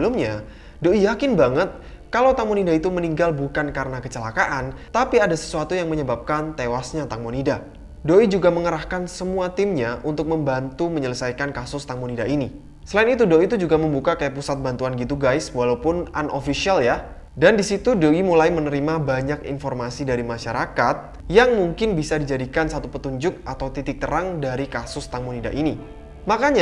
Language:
Indonesian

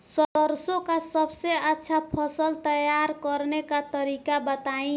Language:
Bhojpuri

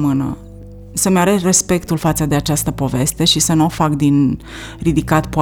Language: Romanian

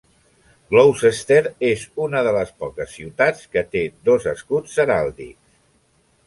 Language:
Catalan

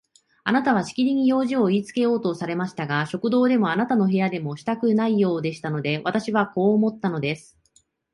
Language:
Japanese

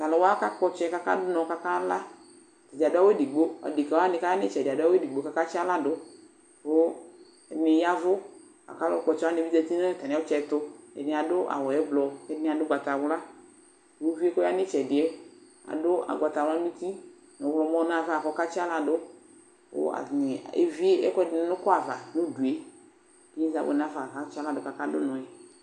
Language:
Ikposo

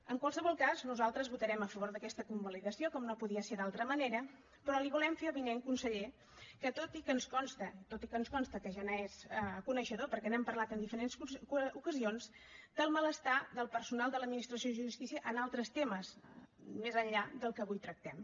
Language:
Catalan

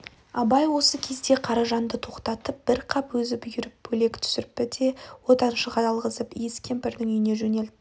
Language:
Kazakh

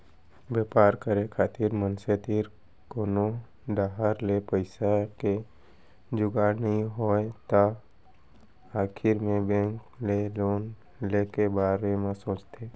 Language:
Chhattisgarhi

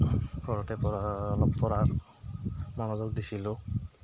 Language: Assamese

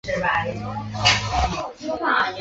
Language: Chinese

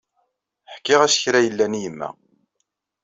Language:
Kabyle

